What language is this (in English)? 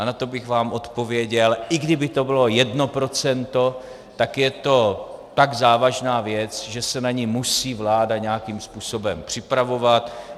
Czech